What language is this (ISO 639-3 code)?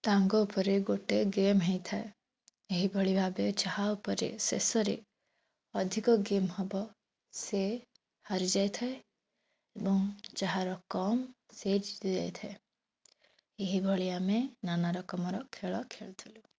ori